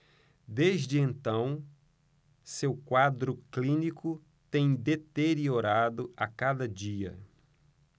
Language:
Portuguese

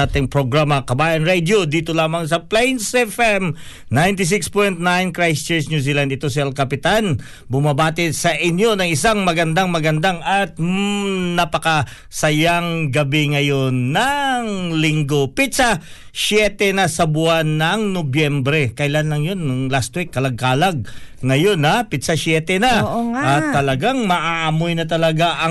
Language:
Filipino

